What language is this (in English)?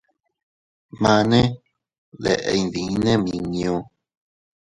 Teutila Cuicatec